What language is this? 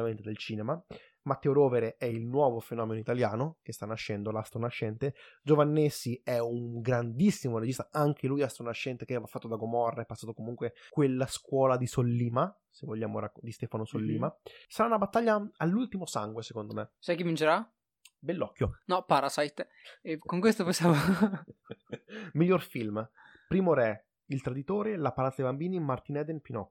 Italian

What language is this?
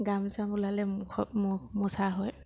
Assamese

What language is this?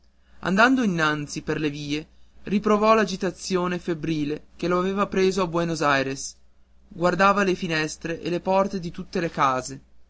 Italian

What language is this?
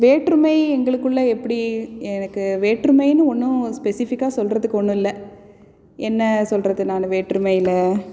Tamil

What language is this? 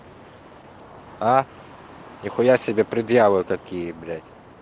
Russian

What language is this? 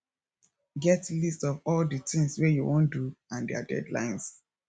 Nigerian Pidgin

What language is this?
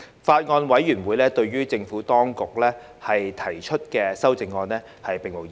Cantonese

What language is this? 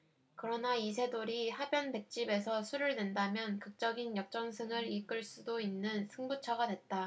Korean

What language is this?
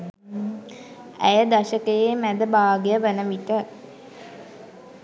Sinhala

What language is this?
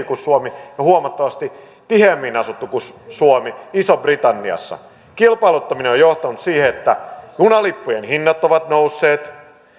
Finnish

